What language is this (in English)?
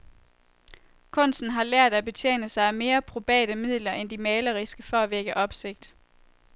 Danish